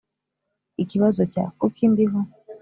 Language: Kinyarwanda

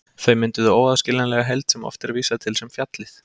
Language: Icelandic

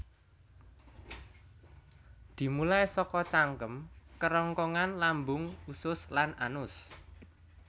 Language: Javanese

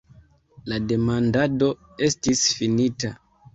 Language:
Esperanto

